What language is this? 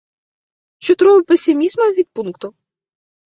Esperanto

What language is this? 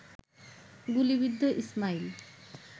Bangla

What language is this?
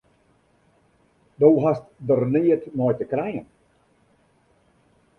Western Frisian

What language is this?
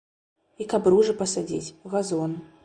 Belarusian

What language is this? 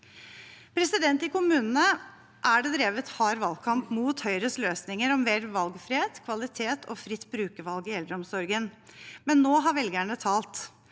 Norwegian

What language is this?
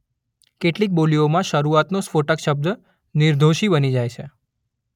Gujarati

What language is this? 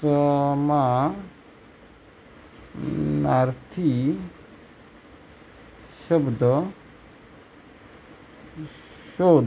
Marathi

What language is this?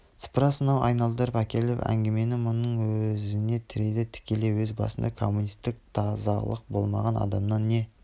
Kazakh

